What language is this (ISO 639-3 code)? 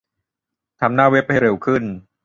tha